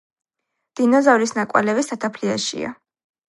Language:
Georgian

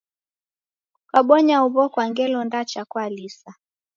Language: Taita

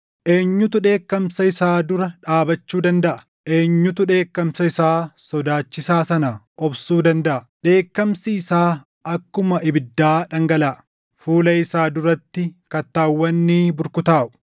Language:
Oromo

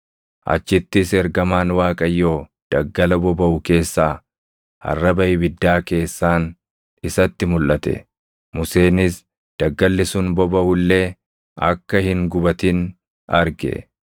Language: Oromo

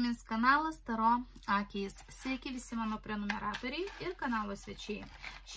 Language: Lithuanian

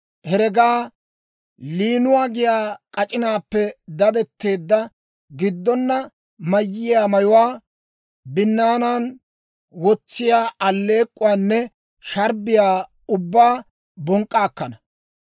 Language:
Dawro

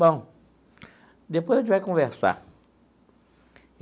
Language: Portuguese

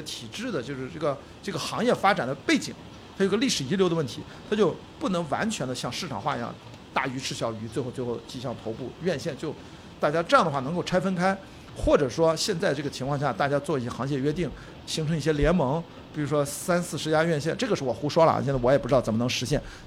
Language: Chinese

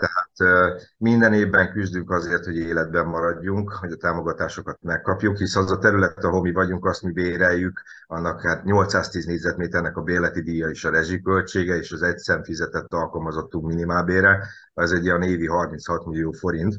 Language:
Hungarian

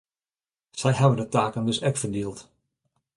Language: Western Frisian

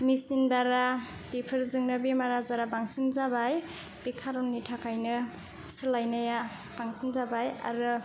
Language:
Bodo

